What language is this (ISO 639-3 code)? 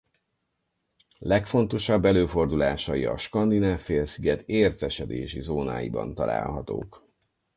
hun